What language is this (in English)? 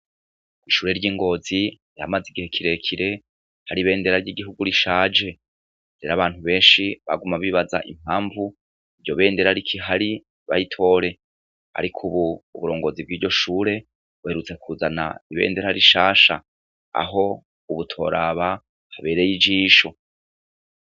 Rundi